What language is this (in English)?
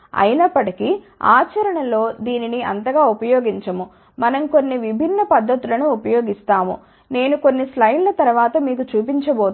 Telugu